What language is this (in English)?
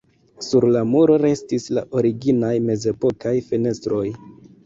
Esperanto